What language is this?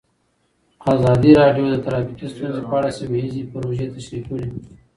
Pashto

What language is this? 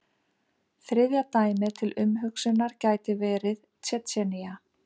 Icelandic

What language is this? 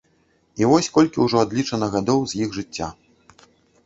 Belarusian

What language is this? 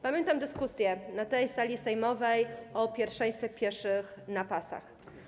Polish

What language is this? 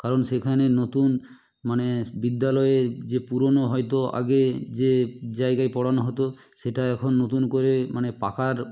Bangla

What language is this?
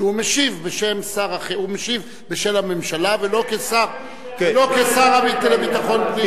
Hebrew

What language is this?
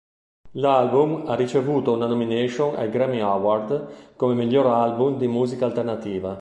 Italian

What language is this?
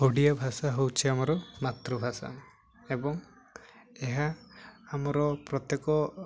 Odia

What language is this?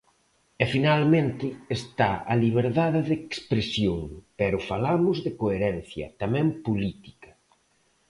Galician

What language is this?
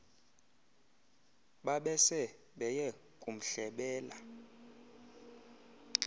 Xhosa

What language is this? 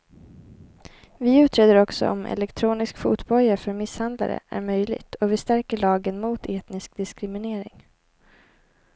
Swedish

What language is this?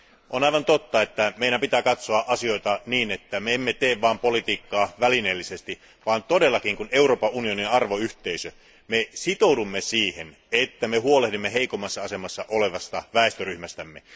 Finnish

